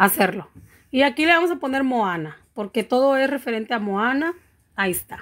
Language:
Spanish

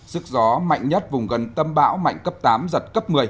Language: Vietnamese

